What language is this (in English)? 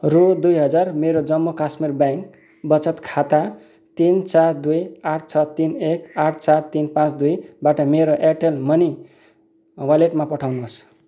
Nepali